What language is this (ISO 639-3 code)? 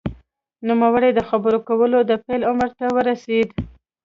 pus